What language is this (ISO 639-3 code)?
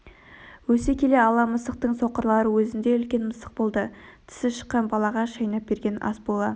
kaz